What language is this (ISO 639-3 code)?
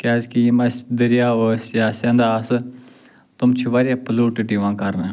kas